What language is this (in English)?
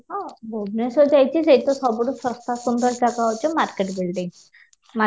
Odia